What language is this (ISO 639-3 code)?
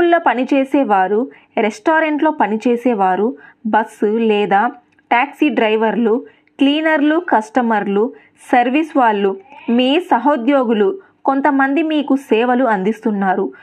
tel